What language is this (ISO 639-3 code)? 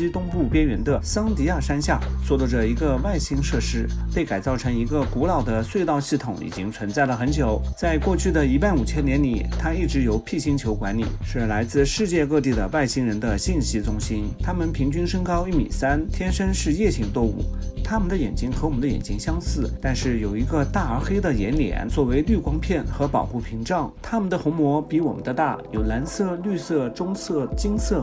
zho